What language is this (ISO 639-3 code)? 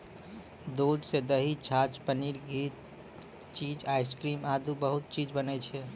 mai